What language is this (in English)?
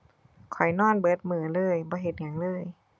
Thai